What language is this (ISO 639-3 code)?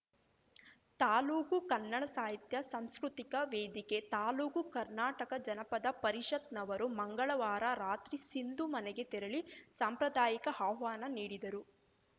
kan